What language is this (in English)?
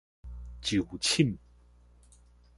Min Nan Chinese